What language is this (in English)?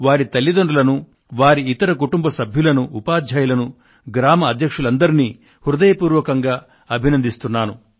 Telugu